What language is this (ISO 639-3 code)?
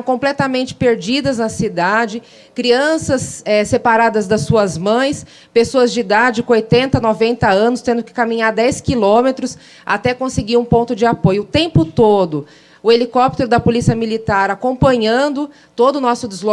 por